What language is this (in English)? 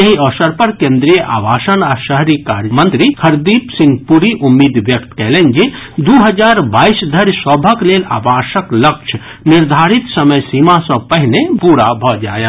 Maithili